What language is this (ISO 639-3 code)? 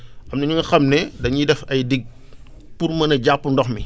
wol